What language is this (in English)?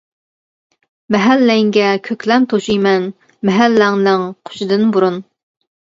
Uyghur